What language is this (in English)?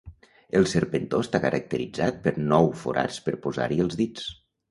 Catalan